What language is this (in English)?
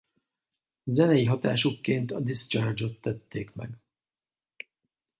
Hungarian